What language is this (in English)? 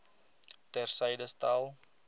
Afrikaans